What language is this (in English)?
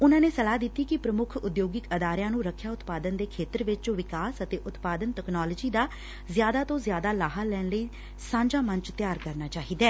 Punjabi